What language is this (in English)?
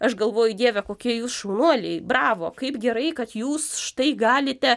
Lithuanian